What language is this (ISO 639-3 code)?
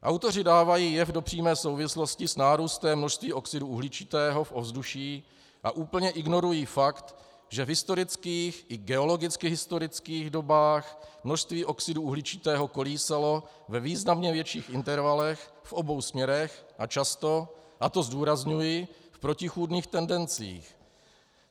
ces